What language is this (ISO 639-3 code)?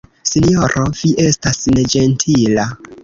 epo